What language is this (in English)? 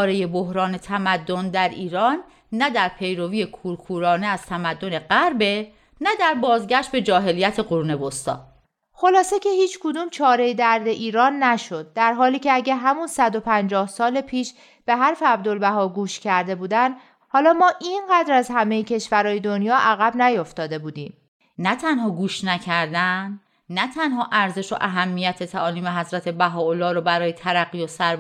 Persian